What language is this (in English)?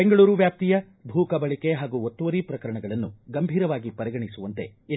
Kannada